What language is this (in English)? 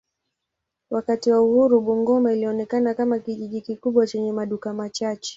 Swahili